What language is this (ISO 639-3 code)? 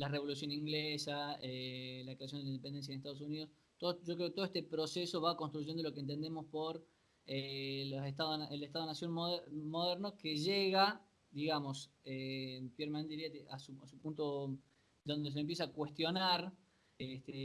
spa